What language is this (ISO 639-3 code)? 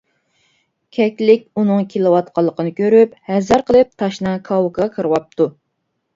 uig